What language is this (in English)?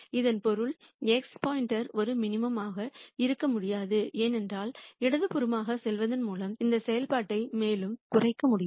Tamil